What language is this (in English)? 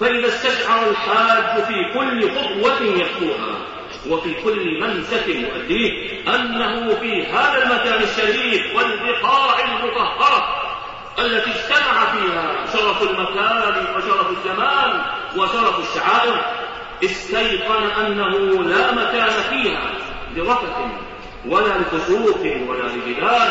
Arabic